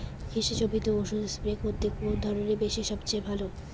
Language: Bangla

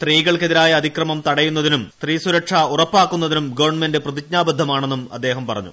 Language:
Malayalam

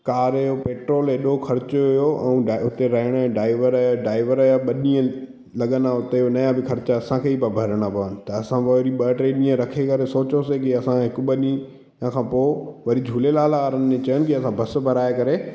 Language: Sindhi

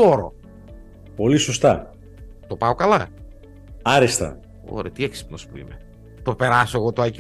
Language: Greek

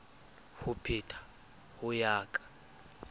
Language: Southern Sotho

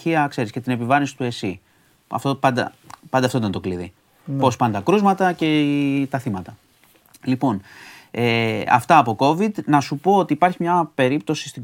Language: Greek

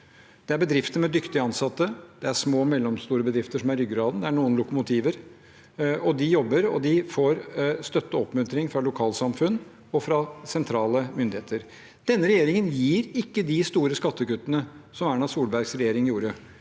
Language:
Norwegian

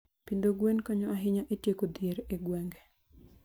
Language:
Luo (Kenya and Tanzania)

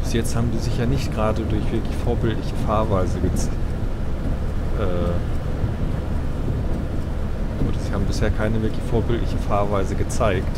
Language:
German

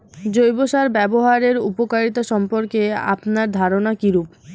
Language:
Bangla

